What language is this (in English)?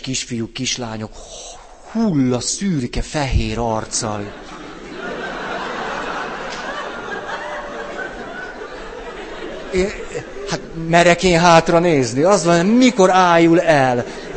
Hungarian